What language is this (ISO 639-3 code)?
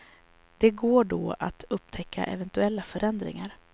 swe